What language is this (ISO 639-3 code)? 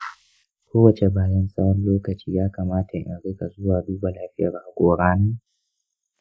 hau